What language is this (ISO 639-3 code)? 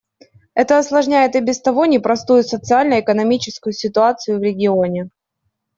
rus